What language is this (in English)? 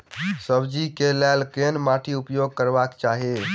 Maithili